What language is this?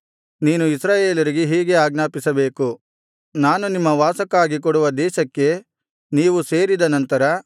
Kannada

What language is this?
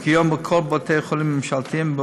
Hebrew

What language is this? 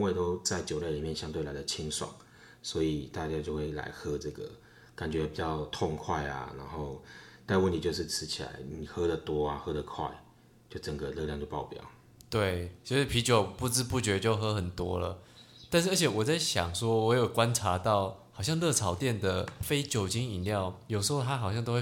Chinese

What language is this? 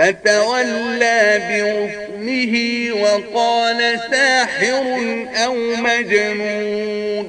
Arabic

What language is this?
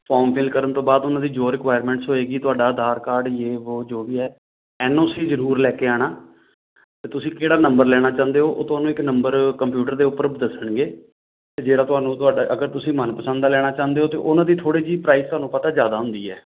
Punjabi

